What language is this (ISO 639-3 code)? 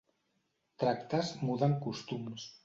cat